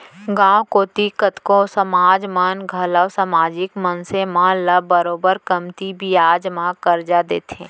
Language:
Chhattisgarhi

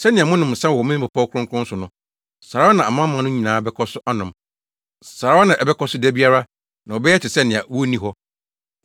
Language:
Akan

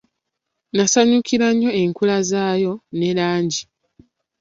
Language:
Ganda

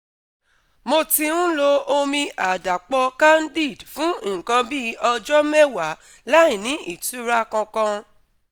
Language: Yoruba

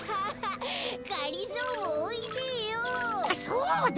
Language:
Japanese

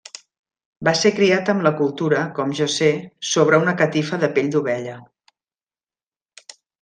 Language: Catalan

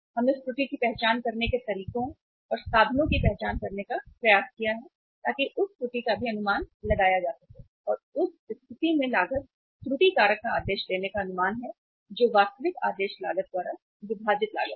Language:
Hindi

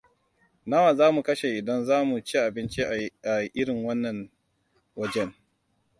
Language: Hausa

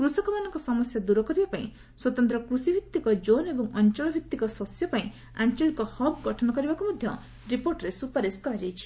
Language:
Odia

